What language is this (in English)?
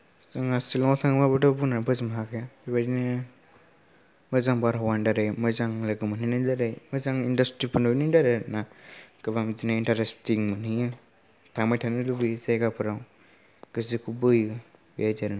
Bodo